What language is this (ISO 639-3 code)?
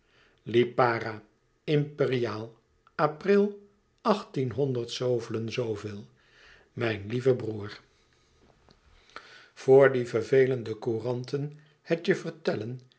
nld